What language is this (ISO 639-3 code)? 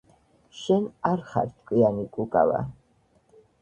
kat